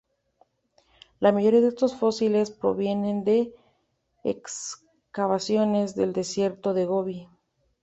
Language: Spanish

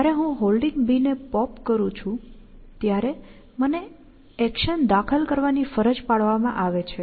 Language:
Gujarati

